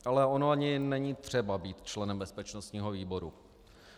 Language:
Czech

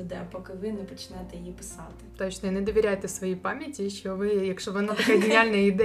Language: Ukrainian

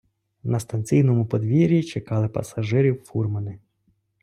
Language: Ukrainian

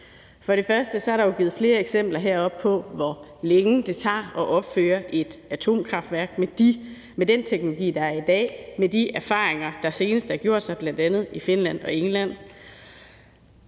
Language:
Danish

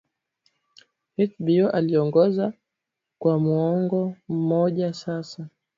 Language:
Swahili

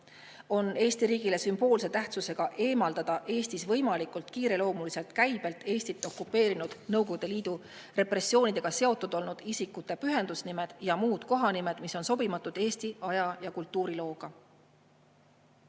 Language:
Estonian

